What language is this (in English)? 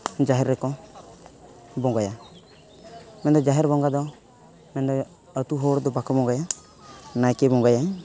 Santali